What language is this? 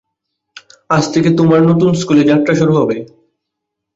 Bangla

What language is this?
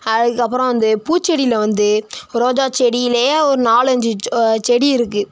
Tamil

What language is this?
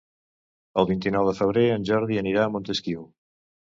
Catalan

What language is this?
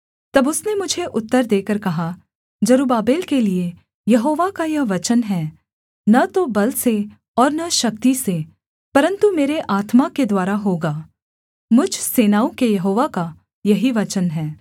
Hindi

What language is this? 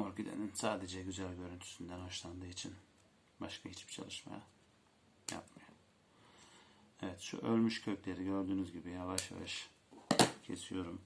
Turkish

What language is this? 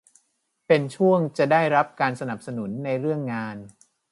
Thai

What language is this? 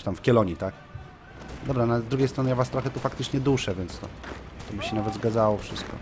Polish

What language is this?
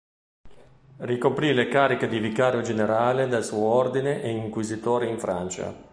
Italian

